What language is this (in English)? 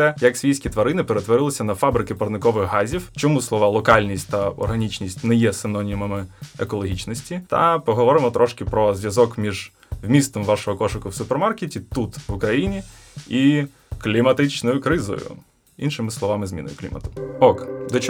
Ukrainian